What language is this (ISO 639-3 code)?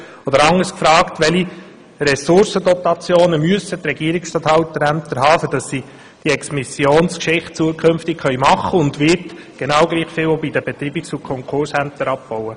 gsw